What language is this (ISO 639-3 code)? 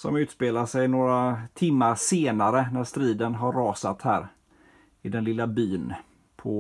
swe